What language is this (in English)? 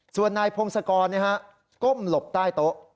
Thai